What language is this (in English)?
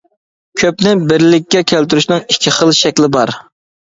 Uyghur